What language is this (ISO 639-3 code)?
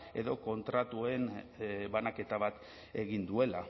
eus